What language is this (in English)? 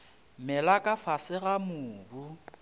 Northern Sotho